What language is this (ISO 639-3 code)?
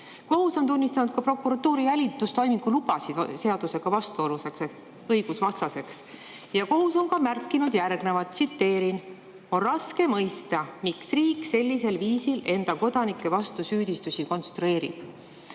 est